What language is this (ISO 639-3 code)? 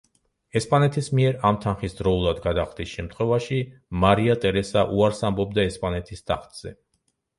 kat